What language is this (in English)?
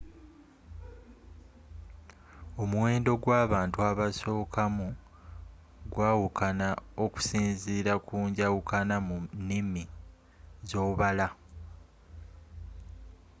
Ganda